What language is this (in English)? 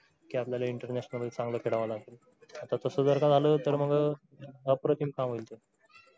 Marathi